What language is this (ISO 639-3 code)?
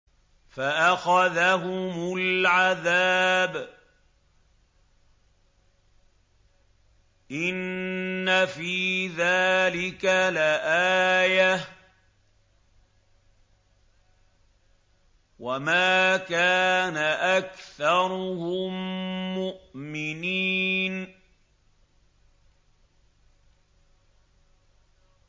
ara